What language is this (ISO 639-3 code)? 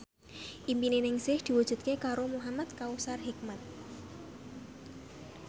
jav